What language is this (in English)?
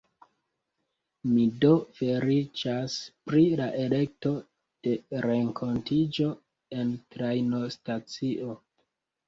Esperanto